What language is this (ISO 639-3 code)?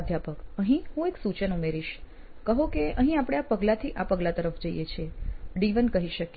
guj